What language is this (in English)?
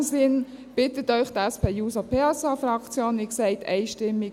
Swiss German